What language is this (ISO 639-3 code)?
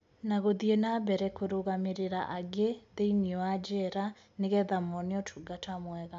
kik